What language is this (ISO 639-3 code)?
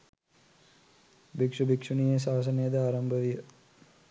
sin